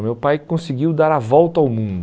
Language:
Portuguese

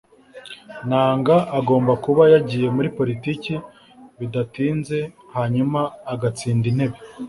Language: Kinyarwanda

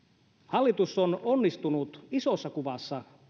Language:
Finnish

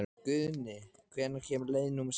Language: Icelandic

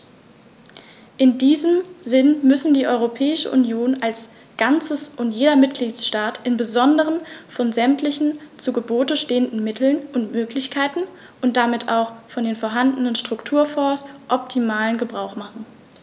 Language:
German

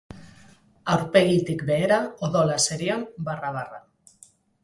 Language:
Basque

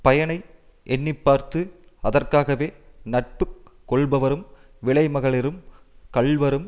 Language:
Tamil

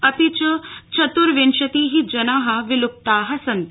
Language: Sanskrit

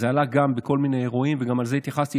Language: Hebrew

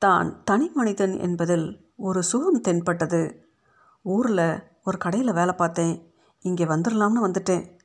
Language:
Tamil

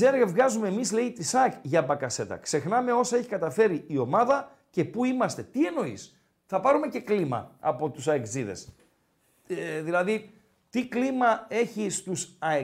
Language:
Greek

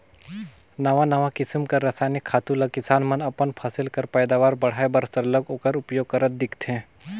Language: Chhattisgarhi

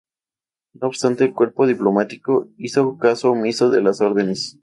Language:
Spanish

